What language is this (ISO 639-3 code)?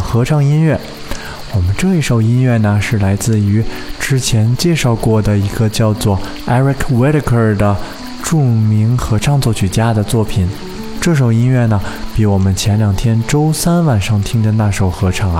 zho